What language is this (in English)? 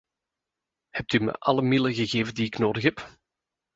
Dutch